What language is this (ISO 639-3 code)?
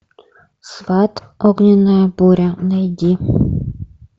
rus